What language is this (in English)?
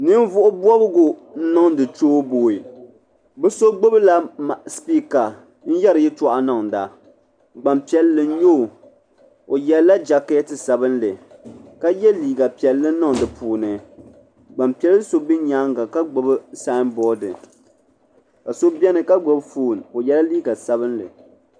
Dagbani